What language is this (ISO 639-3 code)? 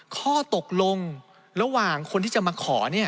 tha